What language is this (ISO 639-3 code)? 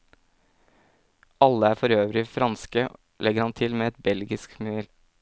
nor